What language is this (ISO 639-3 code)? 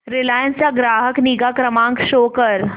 mar